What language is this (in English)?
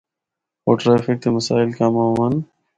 Northern Hindko